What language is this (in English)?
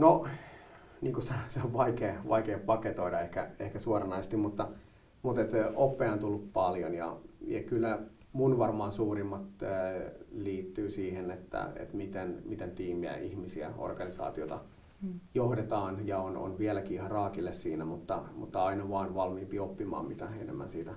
Finnish